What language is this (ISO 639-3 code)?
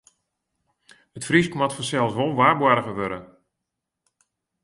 fry